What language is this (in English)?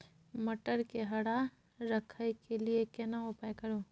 Maithili